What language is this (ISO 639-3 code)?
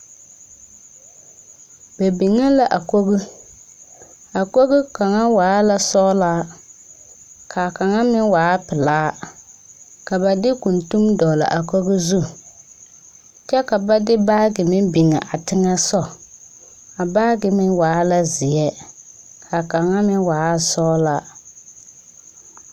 dga